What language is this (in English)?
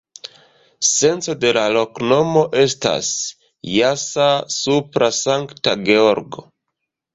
Esperanto